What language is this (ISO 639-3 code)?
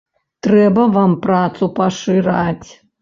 bel